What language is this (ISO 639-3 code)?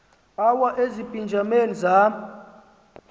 xho